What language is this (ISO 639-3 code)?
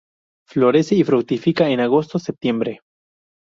spa